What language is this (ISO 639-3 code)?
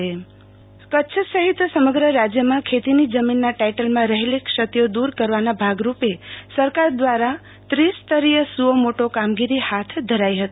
guj